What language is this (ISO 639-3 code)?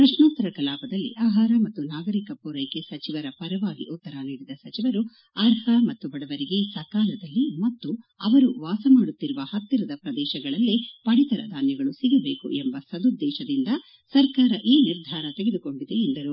kan